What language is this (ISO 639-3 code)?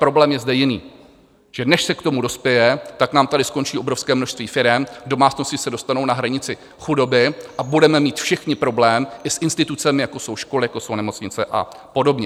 ces